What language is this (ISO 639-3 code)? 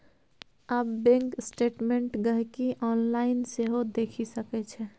mai